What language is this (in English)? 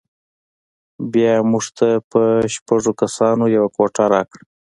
Pashto